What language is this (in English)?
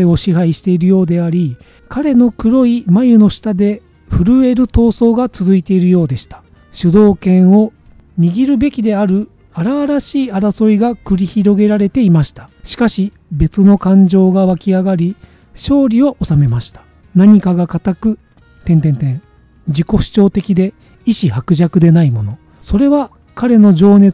Japanese